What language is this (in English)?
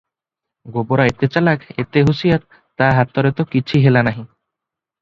Odia